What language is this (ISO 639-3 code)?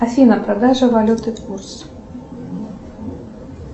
rus